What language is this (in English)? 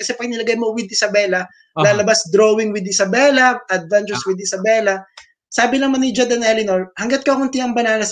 Filipino